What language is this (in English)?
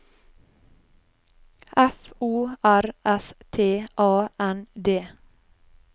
Norwegian